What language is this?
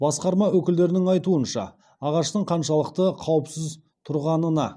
Kazakh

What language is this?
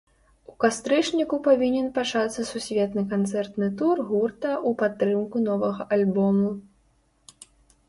Belarusian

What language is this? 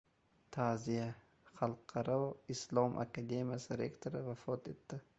Uzbek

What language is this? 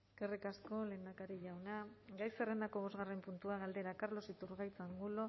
Basque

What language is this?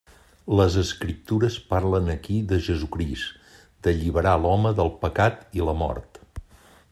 Catalan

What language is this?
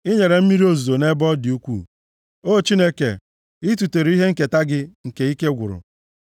Igbo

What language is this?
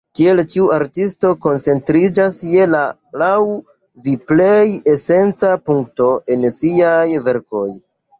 Esperanto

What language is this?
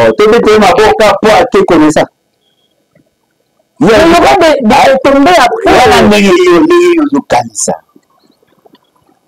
French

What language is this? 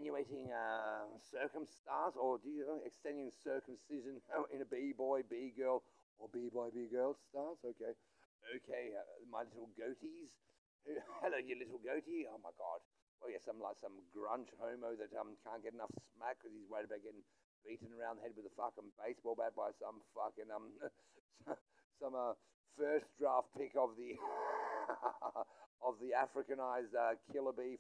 English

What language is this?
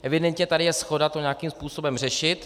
Czech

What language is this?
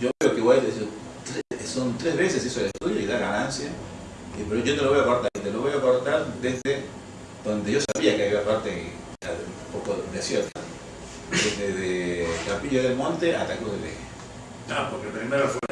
Spanish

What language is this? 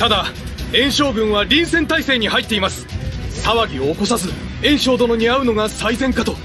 Japanese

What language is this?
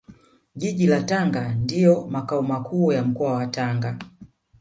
Swahili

